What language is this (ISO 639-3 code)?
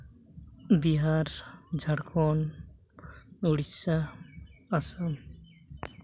sat